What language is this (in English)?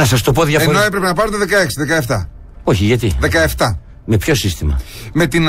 Greek